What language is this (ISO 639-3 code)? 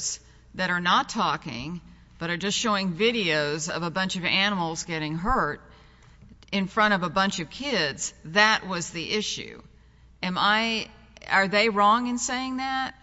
eng